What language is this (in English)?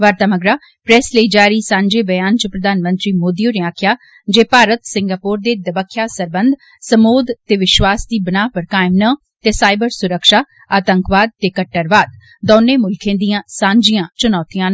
Dogri